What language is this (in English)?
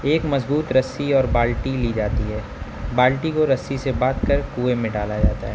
Urdu